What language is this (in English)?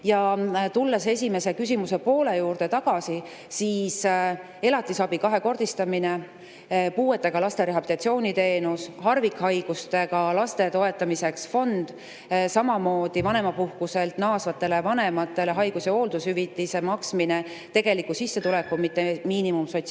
Estonian